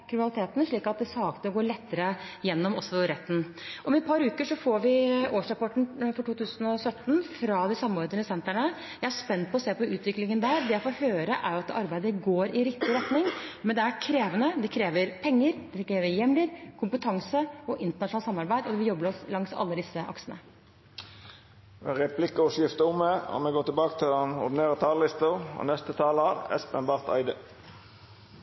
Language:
Norwegian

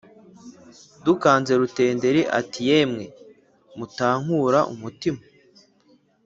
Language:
Kinyarwanda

